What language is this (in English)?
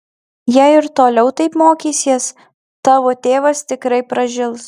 Lithuanian